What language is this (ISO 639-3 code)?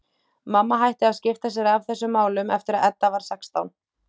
isl